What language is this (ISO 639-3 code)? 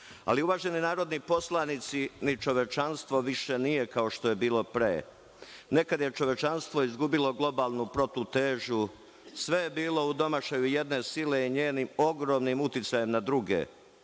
srp